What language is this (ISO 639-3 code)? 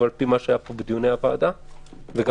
heb